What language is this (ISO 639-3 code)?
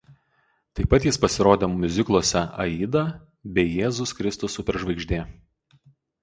lit